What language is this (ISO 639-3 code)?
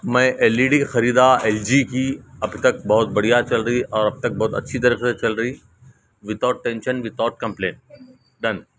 urd